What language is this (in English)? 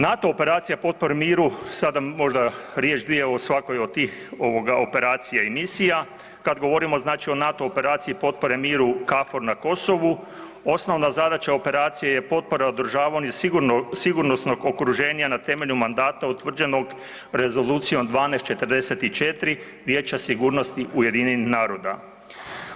Croatian